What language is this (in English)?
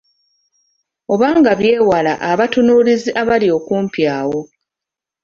Ganda